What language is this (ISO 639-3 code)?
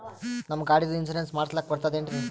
kan